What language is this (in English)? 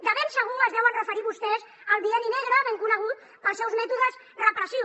Catalan